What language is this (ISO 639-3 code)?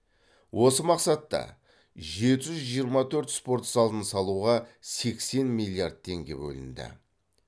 kaz